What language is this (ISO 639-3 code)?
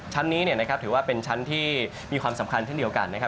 tha